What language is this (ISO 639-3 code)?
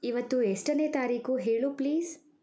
kan